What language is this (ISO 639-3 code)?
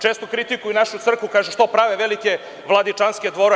srp